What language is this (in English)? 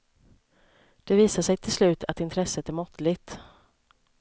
Swedish